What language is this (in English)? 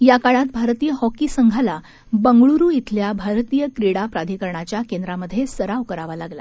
Marathi